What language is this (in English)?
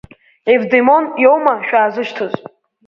Abkhazian